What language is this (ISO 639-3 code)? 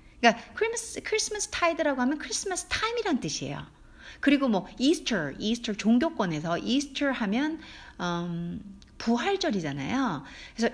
kor